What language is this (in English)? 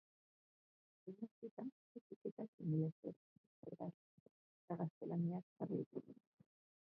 Basque